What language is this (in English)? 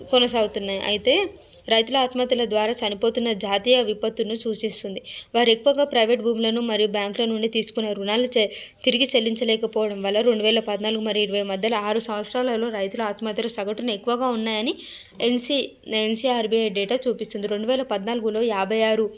Telugu